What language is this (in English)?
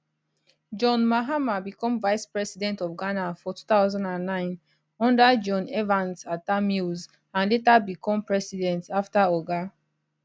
Nigerian Pidgin